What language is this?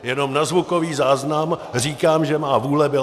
Czech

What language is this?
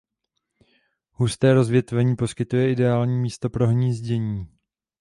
Czech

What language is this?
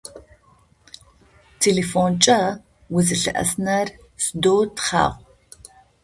Adyghe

